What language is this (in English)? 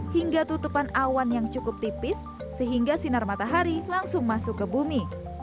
Indonesian